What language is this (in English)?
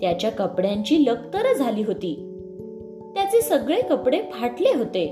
Marathi